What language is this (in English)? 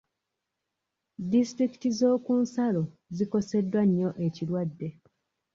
Ganda